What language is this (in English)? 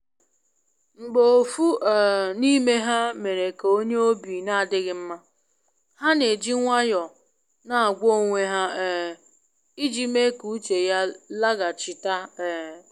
Igbo